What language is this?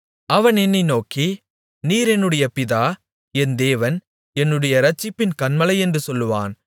Tamil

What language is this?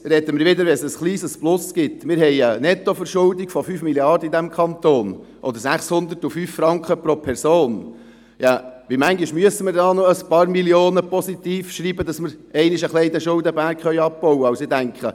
Swiss German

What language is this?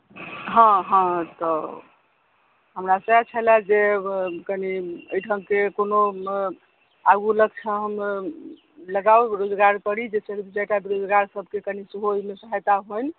Maithili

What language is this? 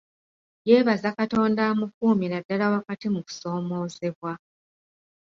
Ganda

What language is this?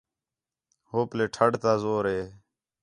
Khetrani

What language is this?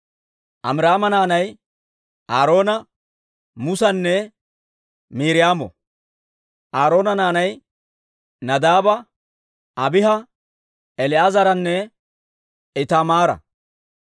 Dawro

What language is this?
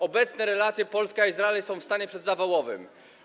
Polish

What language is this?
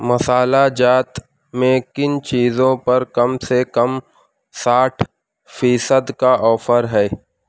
Urdu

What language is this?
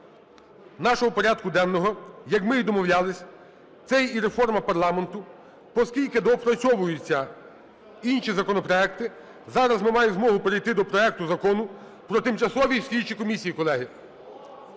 Ukrainian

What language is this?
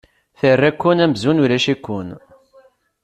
Kabyle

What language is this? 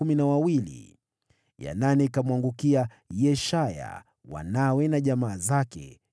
Swahili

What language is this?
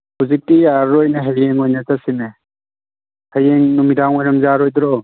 Manipuri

